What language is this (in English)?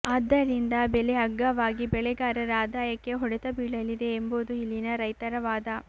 Kannada